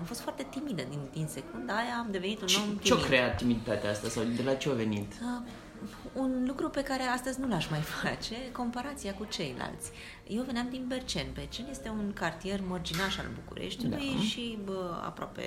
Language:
Romanian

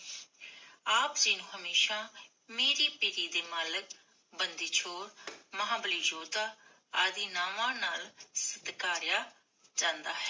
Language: Punjabi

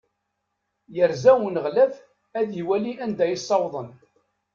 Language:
Kabyle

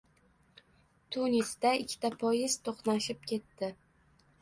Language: Uzbek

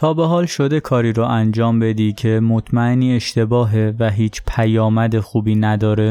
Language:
Persian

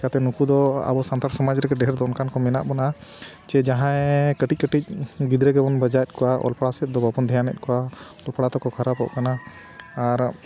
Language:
Santali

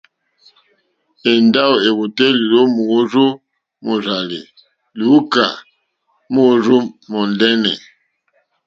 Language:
Mokpwe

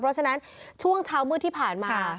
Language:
Thai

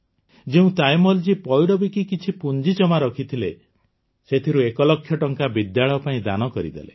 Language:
Odia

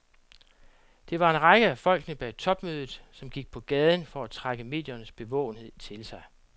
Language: Danish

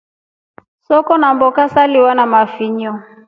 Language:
Rombo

